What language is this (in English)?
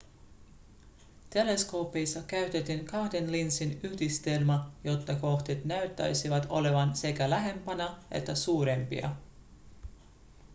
Finnish